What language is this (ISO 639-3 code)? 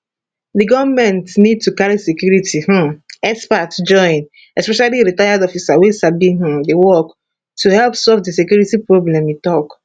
pcm